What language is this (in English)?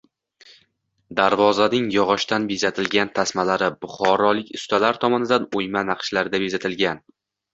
Uzbek